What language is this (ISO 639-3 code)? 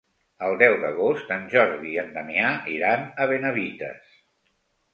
cat